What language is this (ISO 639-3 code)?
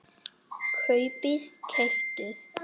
isl